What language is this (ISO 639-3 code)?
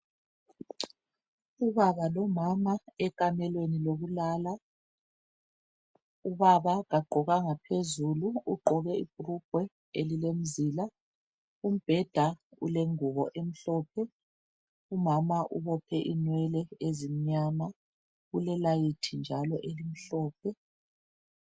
nde